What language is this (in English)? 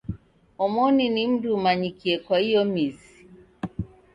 Taita